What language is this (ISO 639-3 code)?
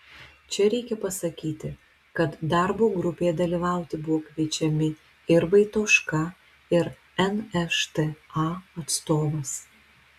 lit